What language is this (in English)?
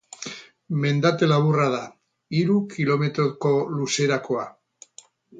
Basque